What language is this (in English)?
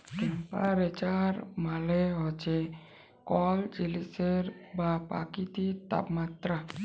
Bangla